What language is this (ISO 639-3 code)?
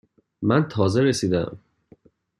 fas